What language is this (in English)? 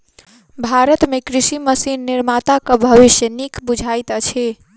Maithili